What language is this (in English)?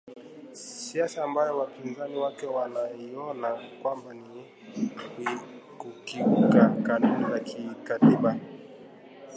Swahili